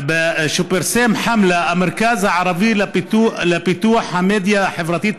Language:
Hebrew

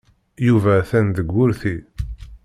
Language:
Kabyle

